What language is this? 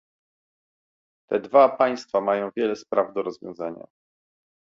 Polish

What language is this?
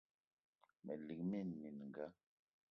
Eton (Cameroon)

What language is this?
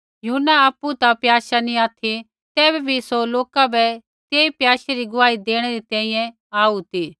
Kullu Pahari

